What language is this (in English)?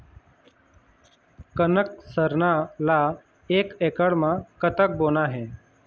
Chhattisgarhi